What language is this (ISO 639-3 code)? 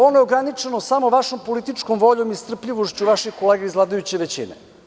srp